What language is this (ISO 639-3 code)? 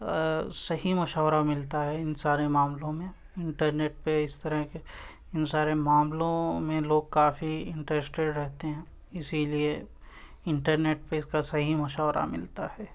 urd